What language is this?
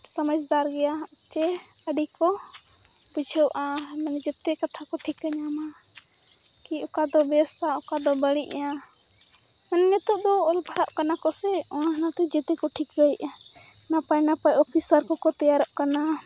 Santali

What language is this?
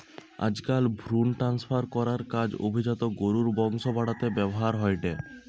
Bangla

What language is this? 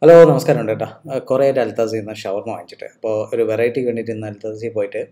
Malayalam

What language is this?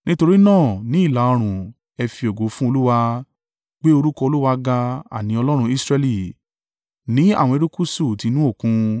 Yoruba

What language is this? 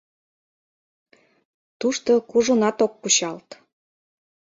Mari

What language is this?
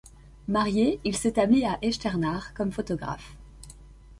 French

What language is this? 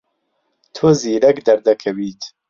Central Kurdish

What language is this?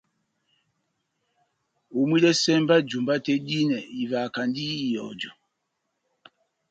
Batanga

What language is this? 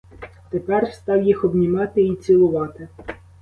Ukrainian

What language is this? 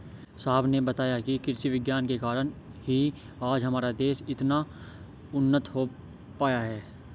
Hindi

